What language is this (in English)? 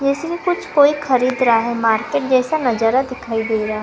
Hindi